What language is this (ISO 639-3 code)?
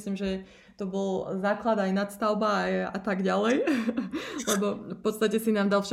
slk